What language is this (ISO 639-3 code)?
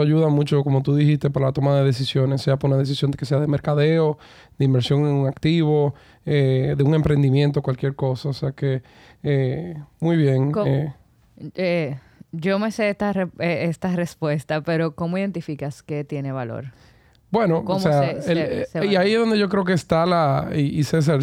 spa